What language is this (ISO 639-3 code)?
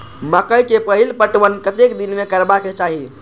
mai